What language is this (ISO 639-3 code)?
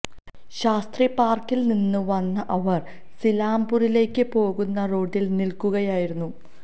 mal